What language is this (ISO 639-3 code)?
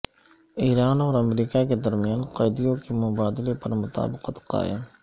urd